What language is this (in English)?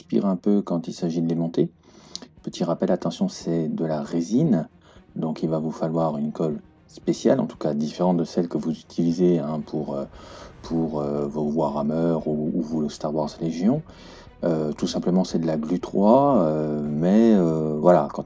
French